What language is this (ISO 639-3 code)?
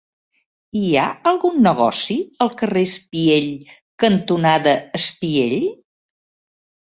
cat